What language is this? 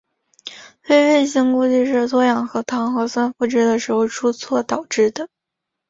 Chinese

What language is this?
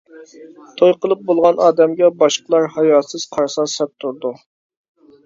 Uyghur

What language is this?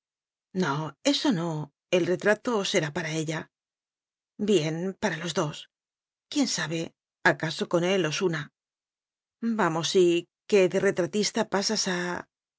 Spanish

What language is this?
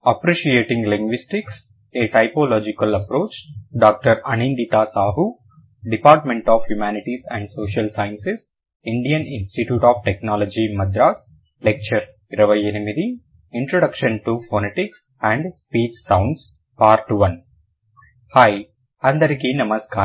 Telugu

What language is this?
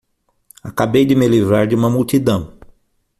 Portuguese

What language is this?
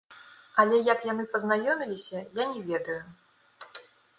Belarusian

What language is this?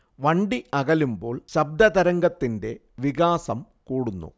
Malayalam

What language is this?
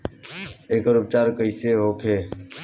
Bhojpuri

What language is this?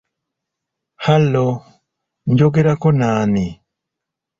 Ganda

